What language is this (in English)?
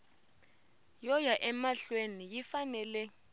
Tsonga